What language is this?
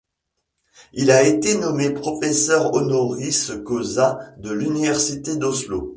French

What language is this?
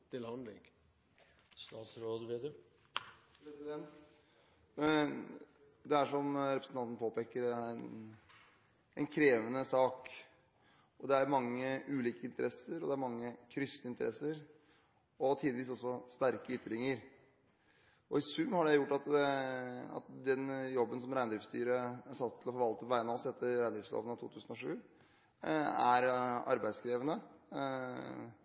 Norwegian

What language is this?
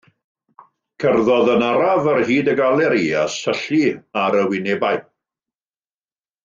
Welsh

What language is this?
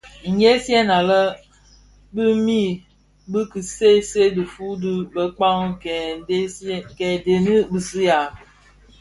Bafia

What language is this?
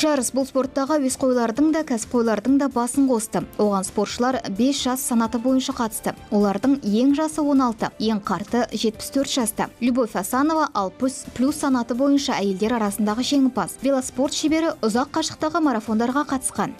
Russian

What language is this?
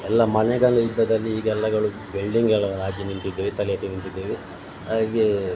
Kannada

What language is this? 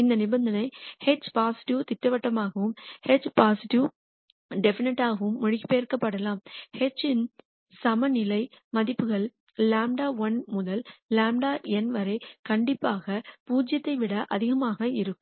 Tamil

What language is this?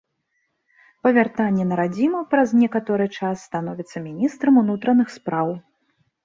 Belarusian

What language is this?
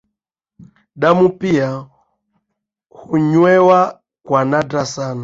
Swahili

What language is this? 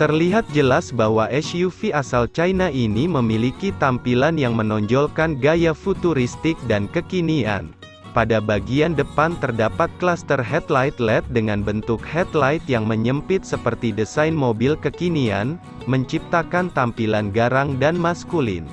Indonesian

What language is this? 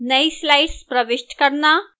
Hindi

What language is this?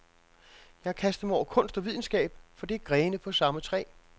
Danish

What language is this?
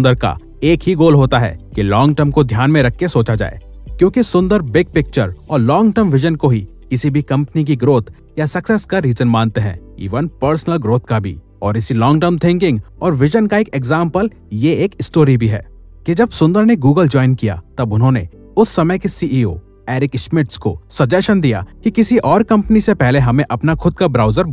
Hindi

